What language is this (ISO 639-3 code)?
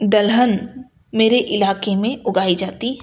urd